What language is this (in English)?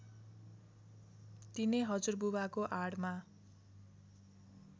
Nepali